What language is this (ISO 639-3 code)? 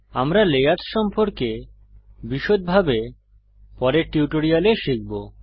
ben